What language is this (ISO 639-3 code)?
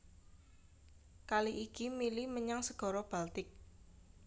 jav